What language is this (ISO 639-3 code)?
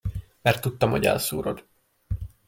hun